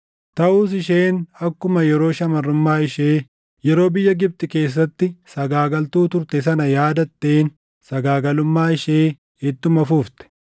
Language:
Oromo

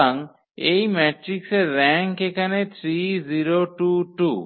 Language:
Bangla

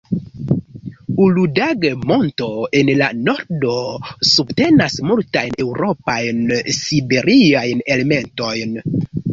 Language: Esperanto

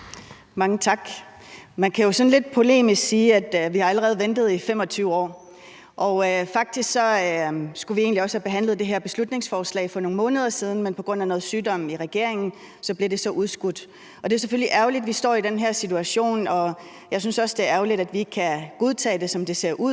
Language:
Danish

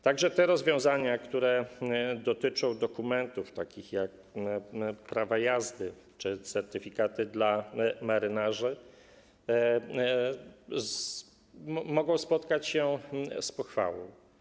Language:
Polish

